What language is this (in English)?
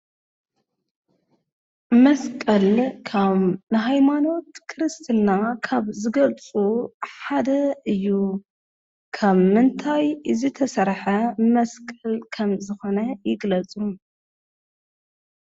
Tigrinya